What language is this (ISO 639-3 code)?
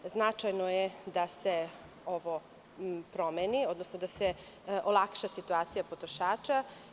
srp